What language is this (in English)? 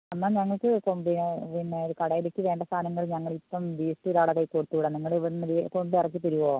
Malayalam